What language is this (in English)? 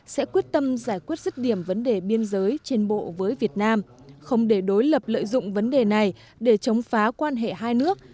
Vietnamese